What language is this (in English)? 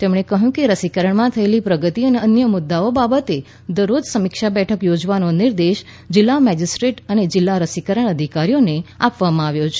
Gujarati